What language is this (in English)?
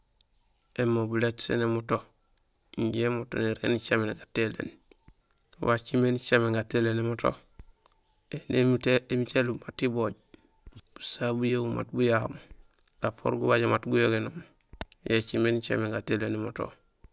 Gusilay